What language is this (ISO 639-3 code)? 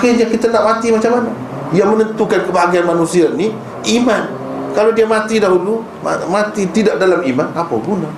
msa